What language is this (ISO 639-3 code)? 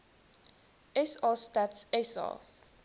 afr